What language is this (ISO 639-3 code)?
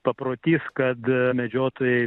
lit